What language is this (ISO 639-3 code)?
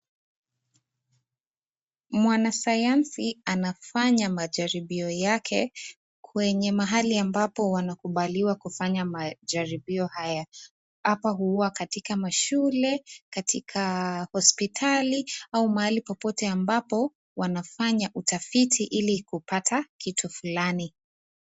swa